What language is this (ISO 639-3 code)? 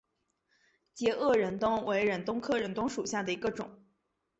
zho